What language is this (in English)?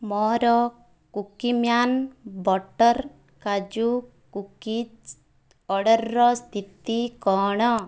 Odia